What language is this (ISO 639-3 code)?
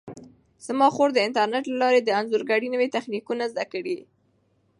pus